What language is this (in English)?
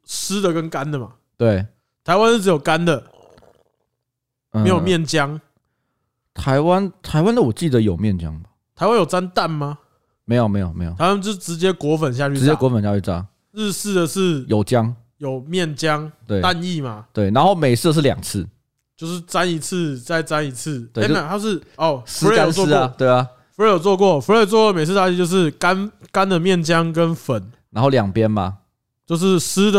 Chinese